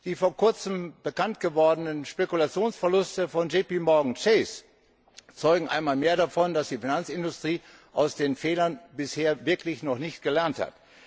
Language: German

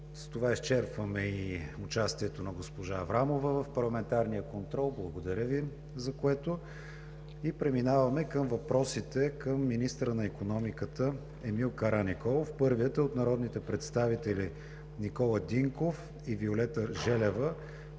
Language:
Bulgarian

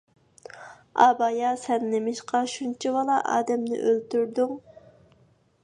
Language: Uyghur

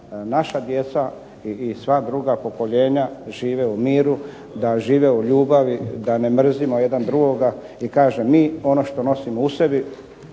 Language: Croatian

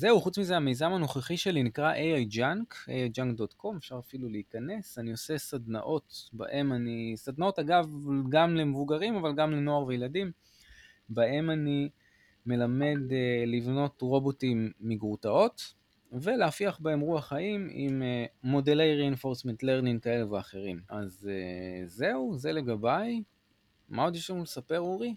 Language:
Hebrew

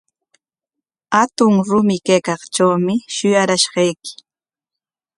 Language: Corongo Ancash Quechua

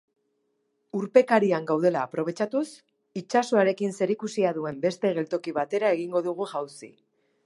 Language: Basque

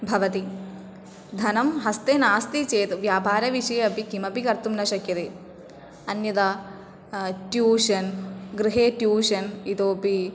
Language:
Sanskrit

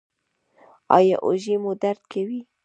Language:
Pashto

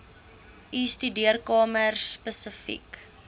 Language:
Afrikaans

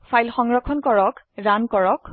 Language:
Assamese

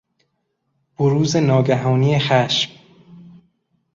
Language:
Persian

